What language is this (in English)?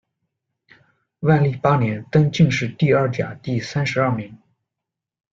Chinese